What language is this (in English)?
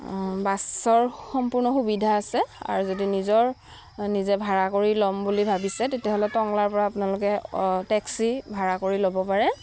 Assamese